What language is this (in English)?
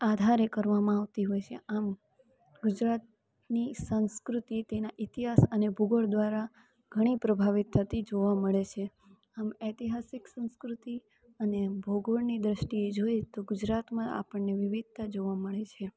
Gujarati